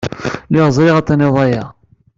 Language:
Kabyle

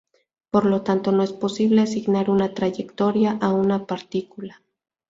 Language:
Spanish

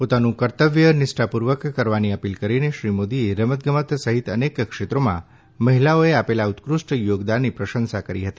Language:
Gujarati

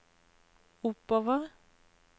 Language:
Norwegian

